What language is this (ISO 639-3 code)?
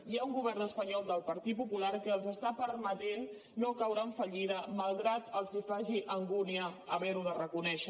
cat